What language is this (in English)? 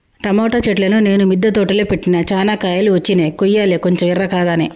Telugu